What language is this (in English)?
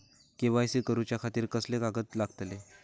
Marathi